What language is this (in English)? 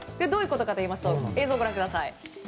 Japanese